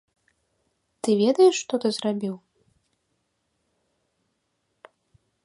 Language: Belarusian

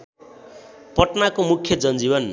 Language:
Nepali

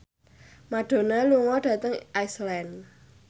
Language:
Javanese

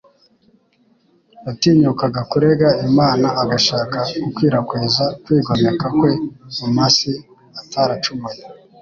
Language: Kinyarwanda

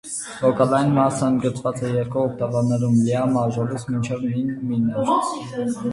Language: Armenian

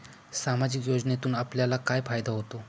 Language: Marathi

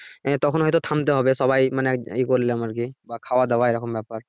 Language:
Bangla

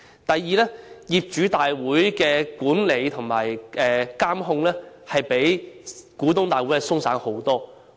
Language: Cantonese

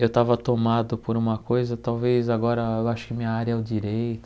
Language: Portuguese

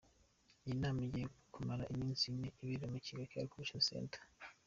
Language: Kinyarwanda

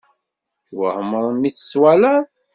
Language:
Kabyle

